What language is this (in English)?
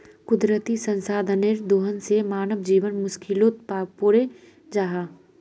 Magahi